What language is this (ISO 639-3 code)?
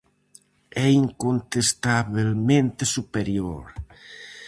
glg